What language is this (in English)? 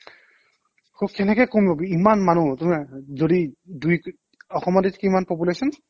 Assamese